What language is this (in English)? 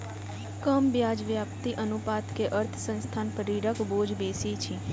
Maithili